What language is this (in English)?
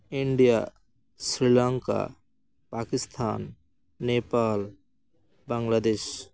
Santali